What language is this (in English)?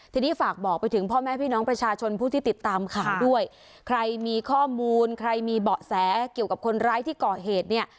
Thai